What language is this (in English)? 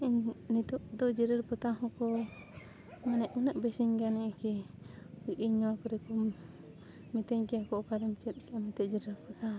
Santali